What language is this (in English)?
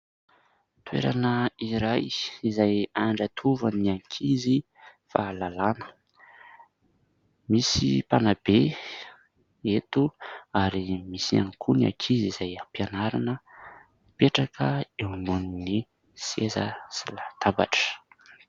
Malagasy